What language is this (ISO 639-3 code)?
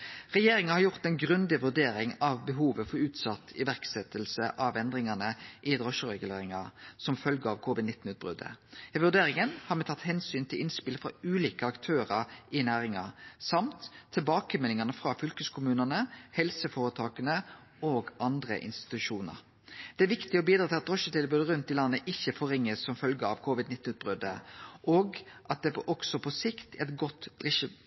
nno